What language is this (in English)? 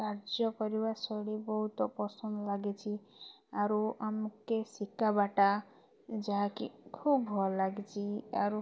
Odia